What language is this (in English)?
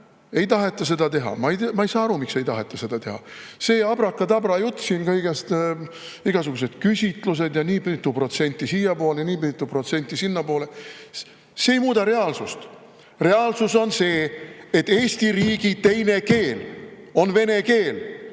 Estonian